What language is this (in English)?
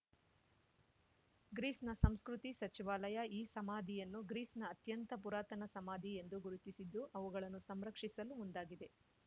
Kannada